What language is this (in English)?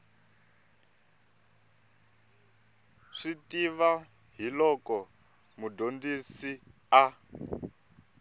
Tsonga